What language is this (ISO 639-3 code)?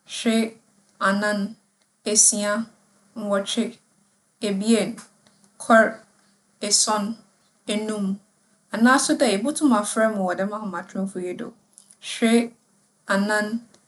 aka